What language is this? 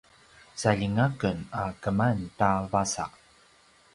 Paiwan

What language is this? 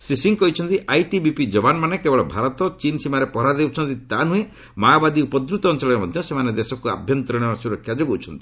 Odia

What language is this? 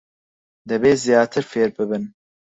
Central Kurdish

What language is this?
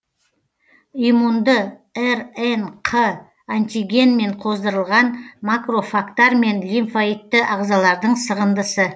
Kazakh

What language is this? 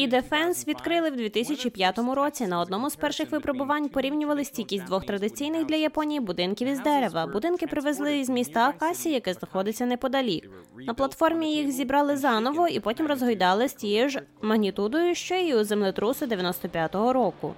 Ukrainian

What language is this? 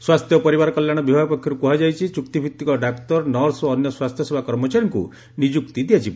Odia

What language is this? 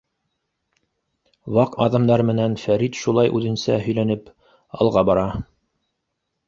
Bashkir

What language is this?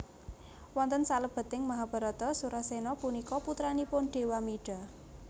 Javanese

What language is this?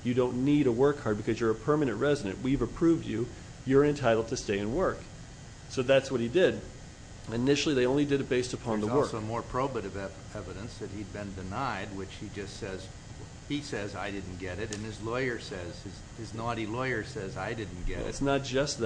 English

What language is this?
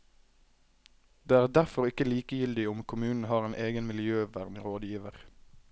Norwegian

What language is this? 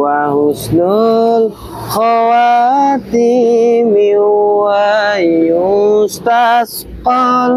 Indonesian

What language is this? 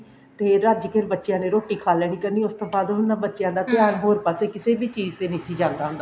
Punjabi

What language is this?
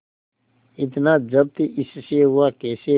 Hindi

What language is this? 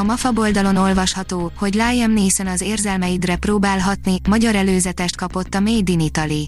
Hungarian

